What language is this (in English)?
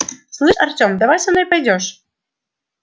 Russian